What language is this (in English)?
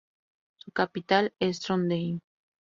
Spanish